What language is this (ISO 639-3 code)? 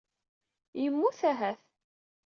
kab